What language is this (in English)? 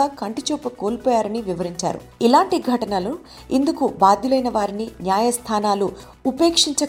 Telugu